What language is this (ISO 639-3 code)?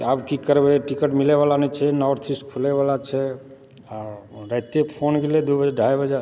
mai